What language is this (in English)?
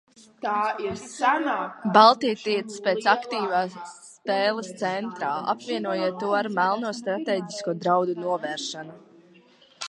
Latvian